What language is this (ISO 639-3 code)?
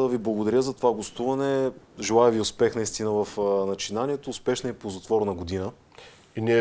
bul